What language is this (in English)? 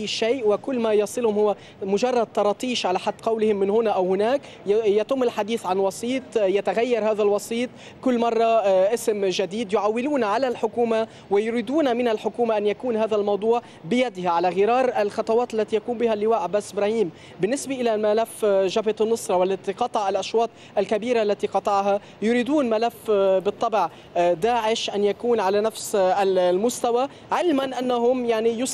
Arabic